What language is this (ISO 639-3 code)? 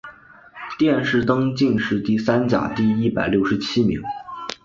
zho